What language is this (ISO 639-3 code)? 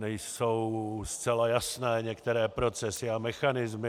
ces